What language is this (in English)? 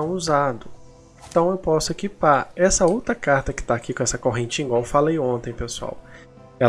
Portuguese